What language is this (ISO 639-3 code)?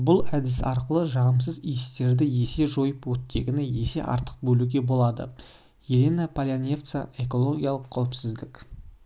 kaz